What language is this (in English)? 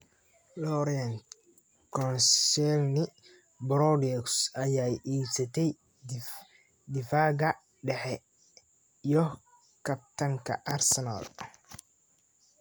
Somali